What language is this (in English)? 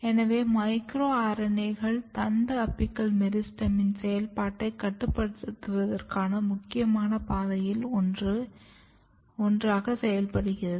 Tamil